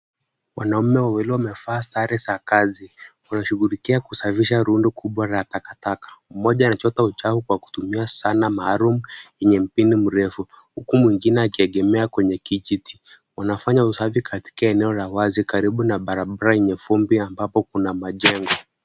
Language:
Swahili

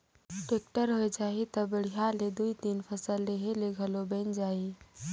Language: Chhattisgarhi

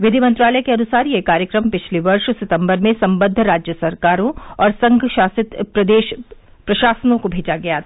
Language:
Hindi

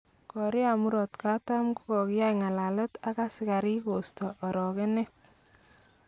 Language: Kalenjin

